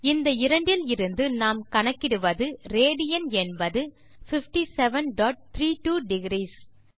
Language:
Tamil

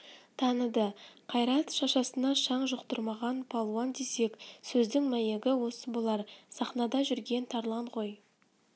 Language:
Kazakh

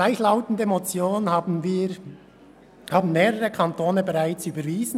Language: Swiss German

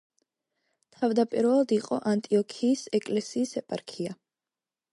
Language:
Georgian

